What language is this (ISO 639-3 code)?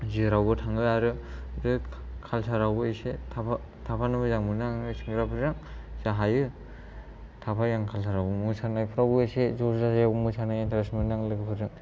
brx